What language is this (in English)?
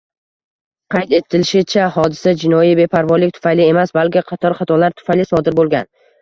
Uzbek